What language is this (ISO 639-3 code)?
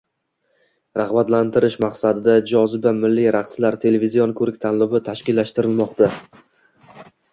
uzb